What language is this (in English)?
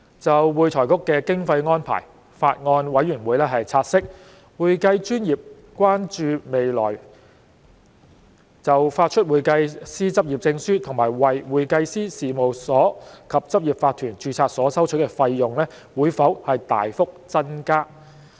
Cantonese